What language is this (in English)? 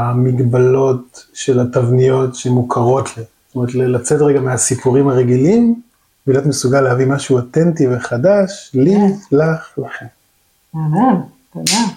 Hebrew